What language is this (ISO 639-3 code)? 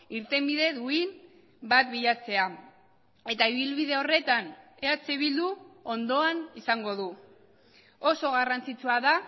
eus